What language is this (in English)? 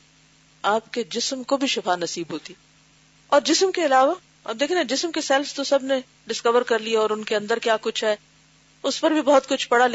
Urdu